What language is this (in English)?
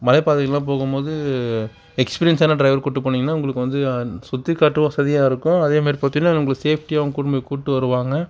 Tamil